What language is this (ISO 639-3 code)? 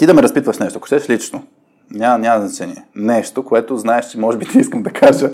bul